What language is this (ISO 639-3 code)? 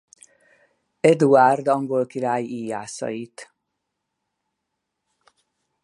hun